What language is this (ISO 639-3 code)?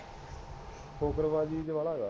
pan